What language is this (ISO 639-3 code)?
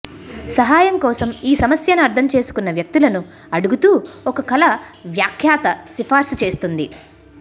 tel